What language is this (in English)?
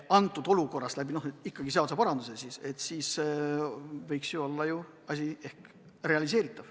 Estonian